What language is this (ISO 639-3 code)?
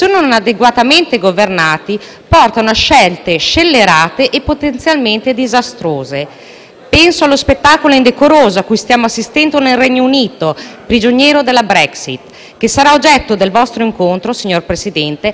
ita